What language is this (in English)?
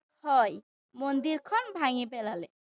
Assamese